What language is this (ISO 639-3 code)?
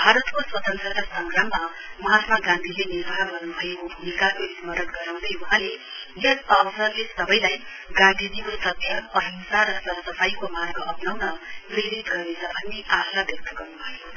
nep